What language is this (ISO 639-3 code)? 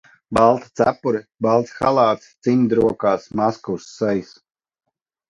lav